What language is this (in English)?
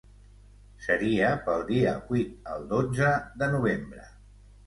Catalan